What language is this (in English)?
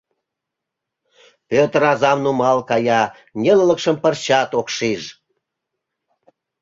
Mari